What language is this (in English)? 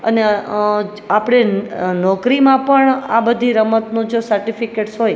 Gujarati